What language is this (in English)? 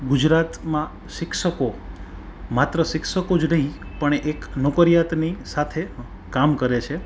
Gujarati